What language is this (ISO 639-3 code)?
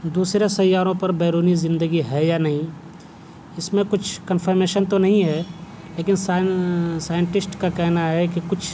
urd